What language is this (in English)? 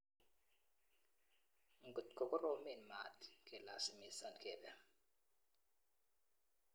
Kalenjin